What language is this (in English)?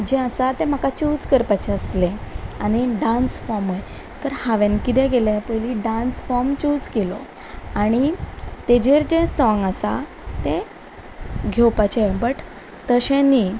Konkani